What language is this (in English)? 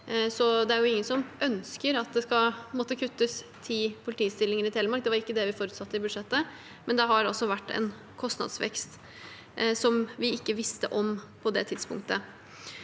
Norwegian